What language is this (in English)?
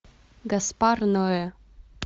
Russian